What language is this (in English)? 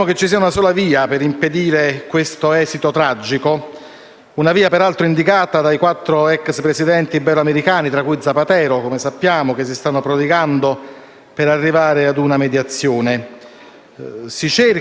Italian